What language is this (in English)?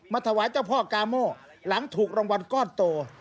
Thai